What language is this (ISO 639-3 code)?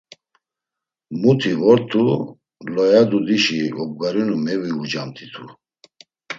lzz